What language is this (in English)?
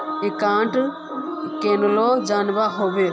Magahi